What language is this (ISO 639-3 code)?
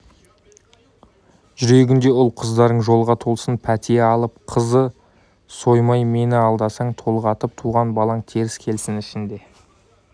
kaz